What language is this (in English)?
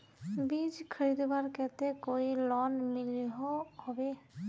Magahi